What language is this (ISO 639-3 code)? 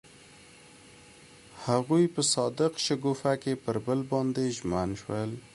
pus